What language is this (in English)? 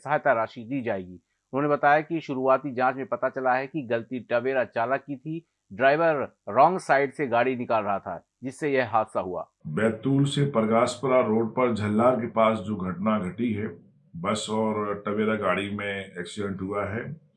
Hindi